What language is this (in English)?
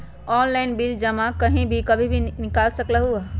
Magahi